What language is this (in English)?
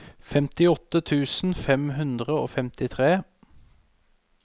Norwegian